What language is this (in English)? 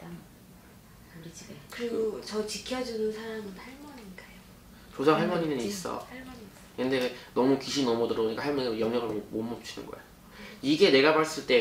Korean